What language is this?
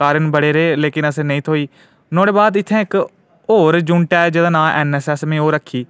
Dogri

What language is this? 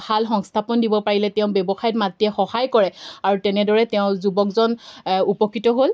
Assamese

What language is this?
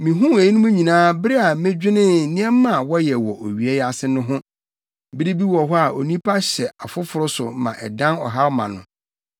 Akan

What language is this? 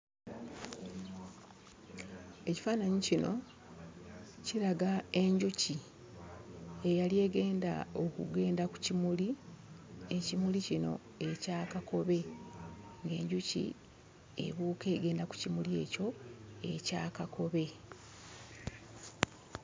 Ganda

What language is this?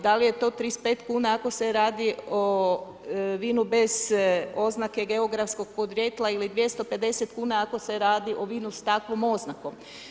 Croatian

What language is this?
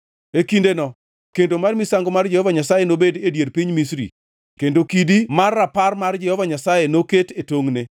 Luo (Kenya and Tanzania)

